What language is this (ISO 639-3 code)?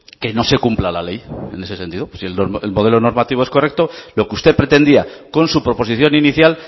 spa